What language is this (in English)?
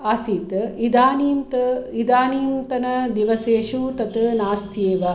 Sanskrit